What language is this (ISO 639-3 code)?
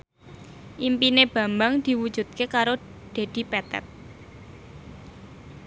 jav